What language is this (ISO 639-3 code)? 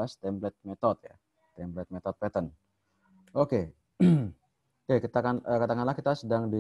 ind